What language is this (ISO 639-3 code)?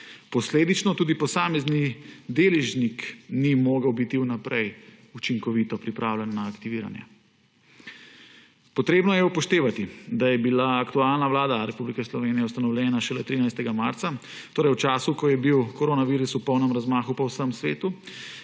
slv